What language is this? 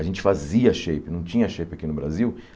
Portuguese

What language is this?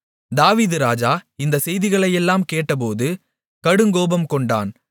Tamil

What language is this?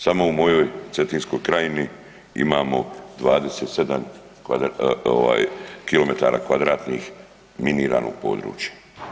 Croatian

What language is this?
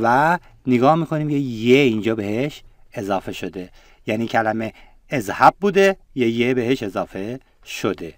Persian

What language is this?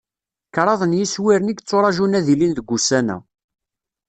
Kabyle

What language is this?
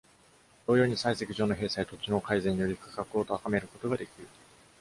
Japanese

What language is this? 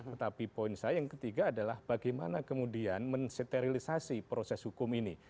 Indonesian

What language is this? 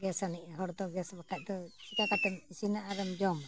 Santali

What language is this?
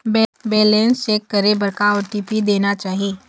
Chhattisgarhi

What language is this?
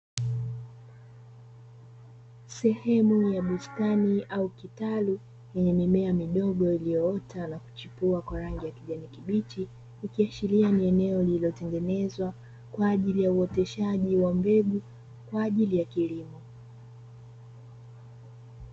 Swahili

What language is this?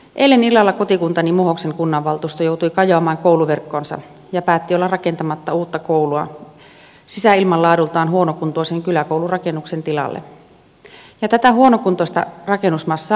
Finnish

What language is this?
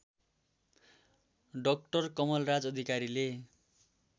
Nepali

